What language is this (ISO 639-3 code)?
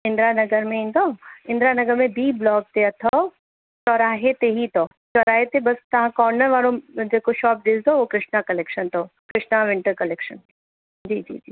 snd